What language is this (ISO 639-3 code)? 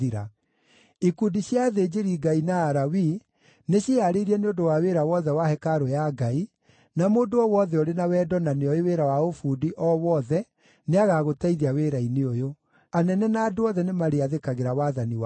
kik